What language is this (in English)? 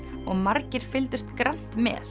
Icelandic